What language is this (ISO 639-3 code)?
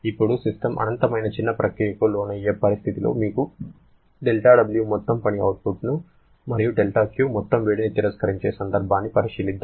tel